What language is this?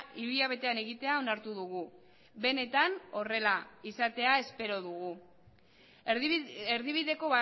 Basque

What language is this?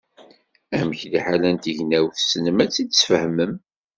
Kabyle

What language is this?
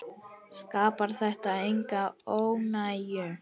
Icelandic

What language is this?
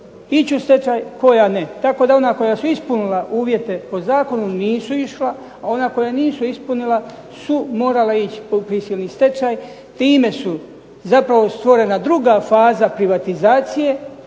Croatian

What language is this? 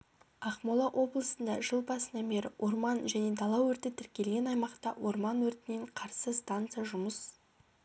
Kazakh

